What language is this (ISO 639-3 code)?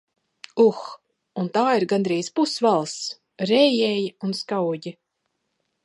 lav